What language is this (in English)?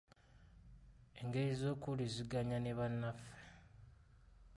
Ganda